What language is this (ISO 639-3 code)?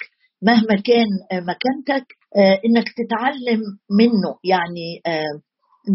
ara